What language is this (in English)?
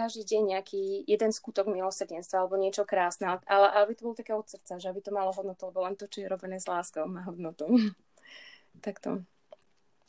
Slovak